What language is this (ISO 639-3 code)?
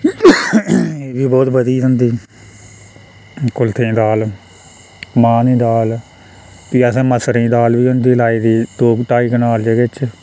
doi